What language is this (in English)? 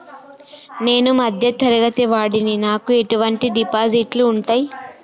Telugu